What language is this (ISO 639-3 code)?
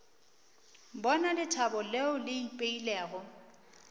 nso